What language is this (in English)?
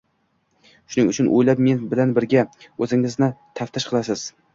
Uzbek